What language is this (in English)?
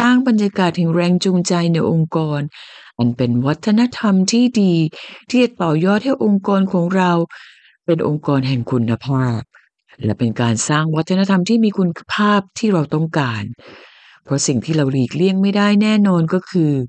Thai